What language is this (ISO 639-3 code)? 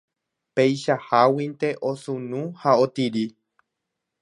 grn